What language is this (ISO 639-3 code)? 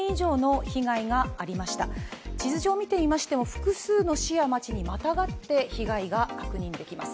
jpn